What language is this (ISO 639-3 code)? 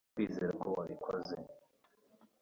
kin